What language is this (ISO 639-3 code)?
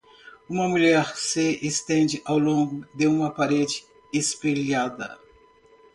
por